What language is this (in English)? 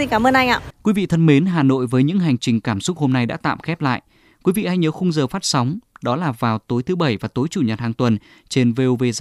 Vietnamese